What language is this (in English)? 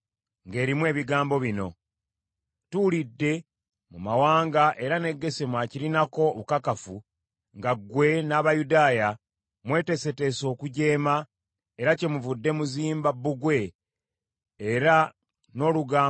Ganda